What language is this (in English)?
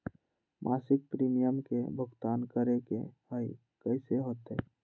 Magahi